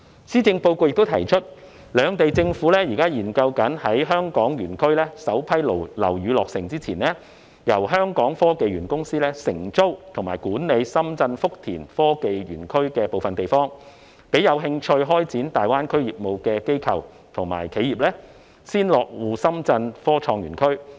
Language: Cantonese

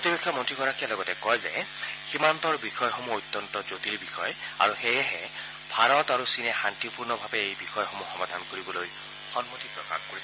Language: Assamese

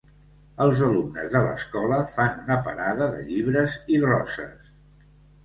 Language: Catalan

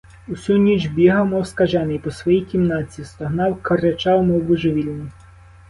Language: Ukrainian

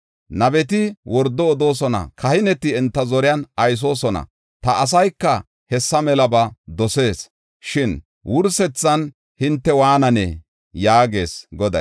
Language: Gofa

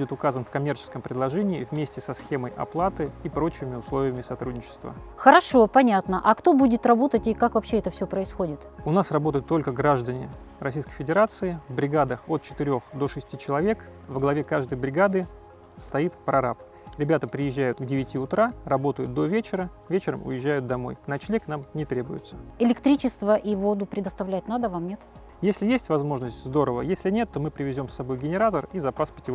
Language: Russian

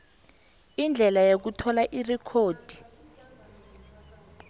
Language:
South Ndebele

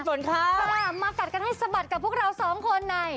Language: Thai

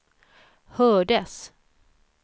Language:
Swedish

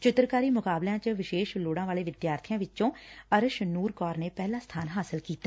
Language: Punjabi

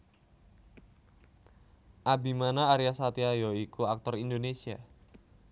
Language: Javanese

